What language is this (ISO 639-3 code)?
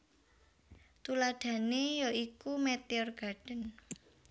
jav